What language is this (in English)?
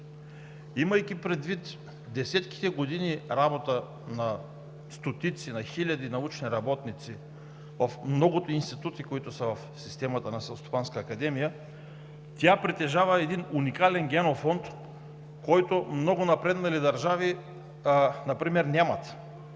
Bulgarian